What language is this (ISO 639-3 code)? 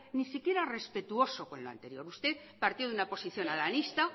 spa